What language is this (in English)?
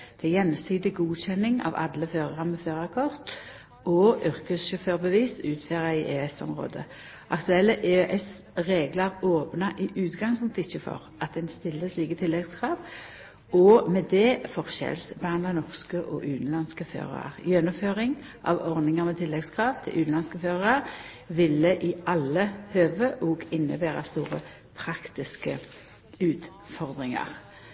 Norwegian Nynorsk